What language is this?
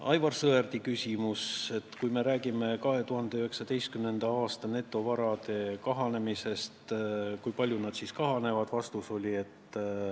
Estonian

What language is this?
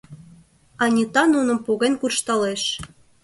Mari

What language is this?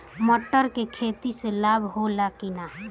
Bhojpuri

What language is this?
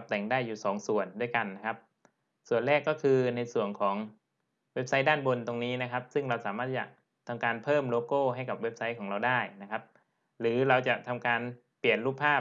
Thai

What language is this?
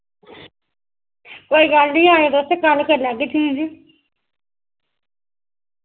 Dogri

